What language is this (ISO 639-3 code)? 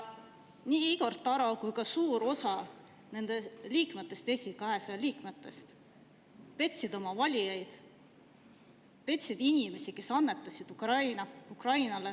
est